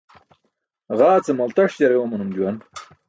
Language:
Burushaski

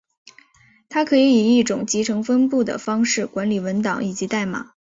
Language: Chinese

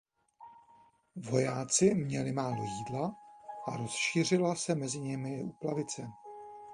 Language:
Czech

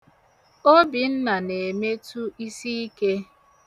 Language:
Igbo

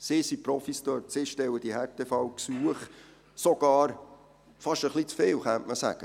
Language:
Swiss German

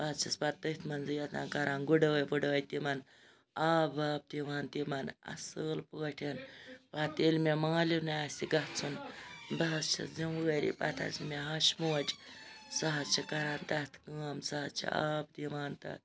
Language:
Kashmiri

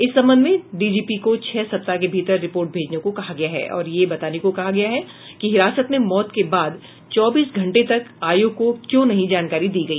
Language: Hindi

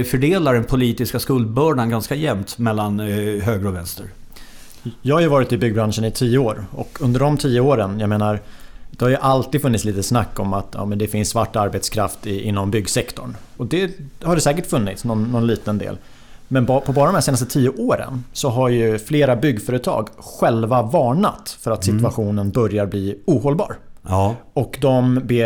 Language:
Swedish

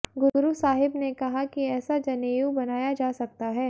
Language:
Hindi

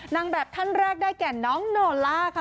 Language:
Thai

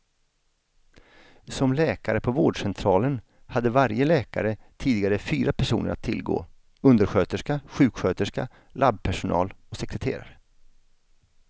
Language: Swedish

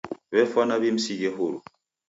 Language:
Taita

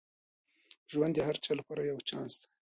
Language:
Pashto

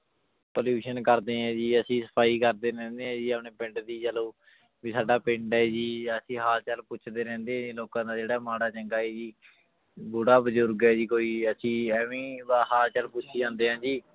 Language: Punjabi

